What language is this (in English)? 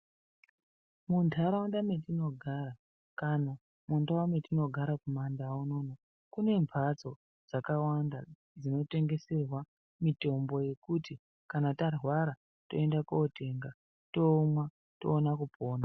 Ndau